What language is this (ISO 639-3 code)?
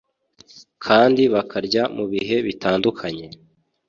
kin